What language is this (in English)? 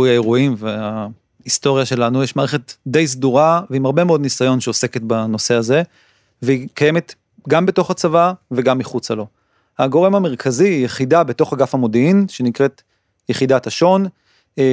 Hebrew